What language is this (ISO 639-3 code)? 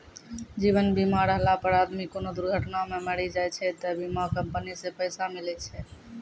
mai